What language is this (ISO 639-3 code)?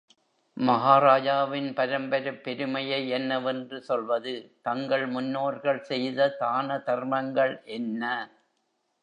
tam